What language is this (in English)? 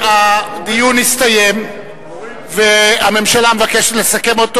Hebrew